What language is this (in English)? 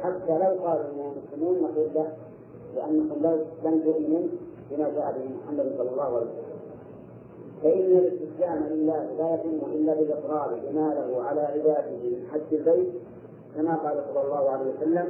Arabic